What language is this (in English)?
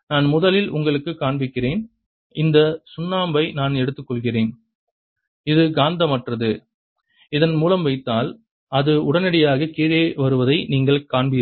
Tamil